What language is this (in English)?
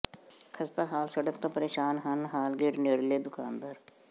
Punjabi